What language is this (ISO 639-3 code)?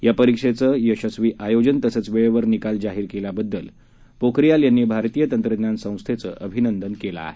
mar